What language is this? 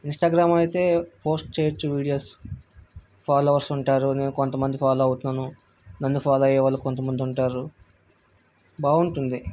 Telugu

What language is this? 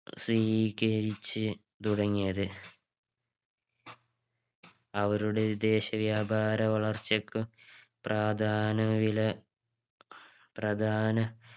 Malayalam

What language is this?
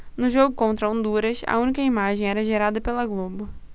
Portuguese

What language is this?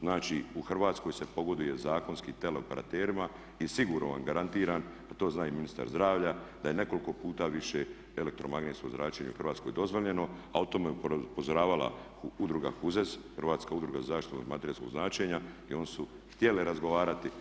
Croatian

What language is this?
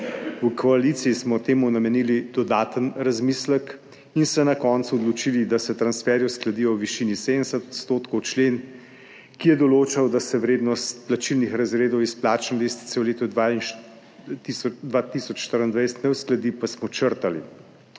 Slovenian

